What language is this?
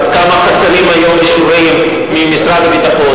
Hebrew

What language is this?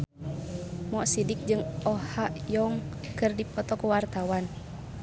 Sundanese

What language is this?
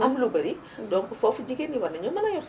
Wolof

